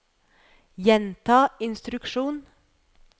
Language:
Norwegian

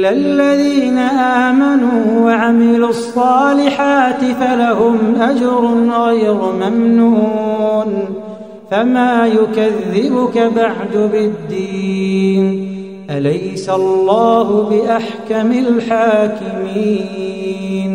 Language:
Arabic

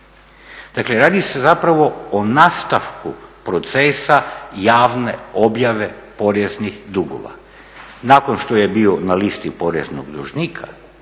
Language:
Croatian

